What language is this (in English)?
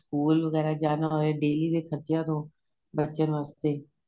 Punjabi